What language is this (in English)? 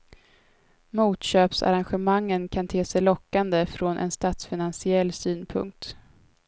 Swedish